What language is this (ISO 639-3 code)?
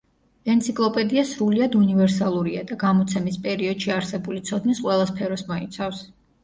kat